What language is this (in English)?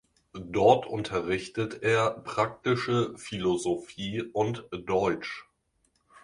German